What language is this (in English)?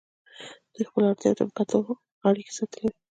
Pashto